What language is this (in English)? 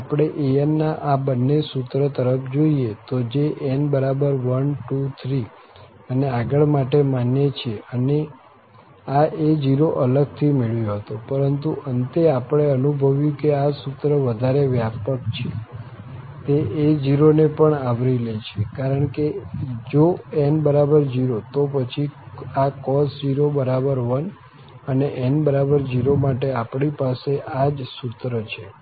Gujarati